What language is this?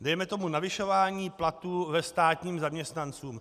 Czech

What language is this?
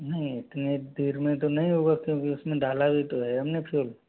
Hindi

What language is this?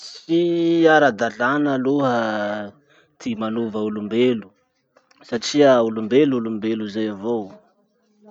Masikoro Malagasy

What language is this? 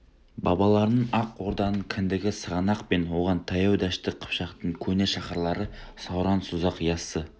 Kazakh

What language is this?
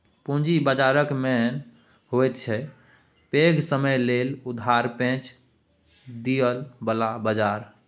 Maithili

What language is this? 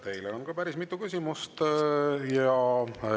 Estonian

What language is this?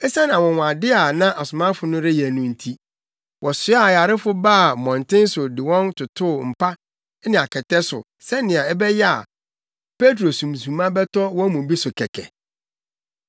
Akan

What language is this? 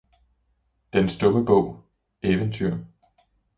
Danish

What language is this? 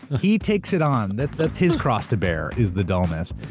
English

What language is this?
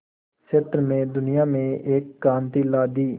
Hindi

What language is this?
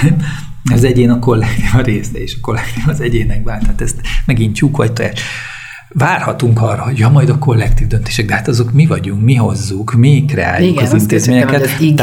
Hungarian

